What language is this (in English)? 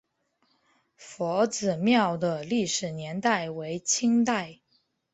Chinese